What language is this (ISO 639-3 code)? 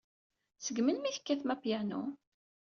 kab